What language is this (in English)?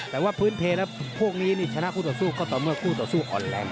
Thai